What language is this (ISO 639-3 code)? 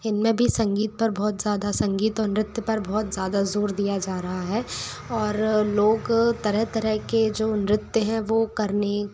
hin